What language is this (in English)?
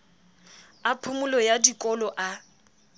Southern Sotho